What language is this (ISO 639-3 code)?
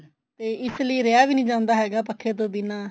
pan